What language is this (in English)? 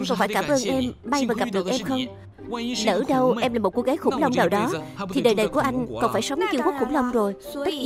Vietnamese